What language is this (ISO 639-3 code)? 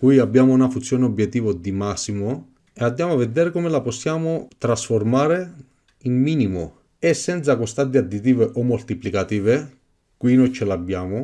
ita